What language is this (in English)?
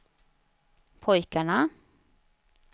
Swedish